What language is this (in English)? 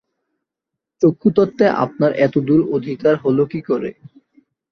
Bangla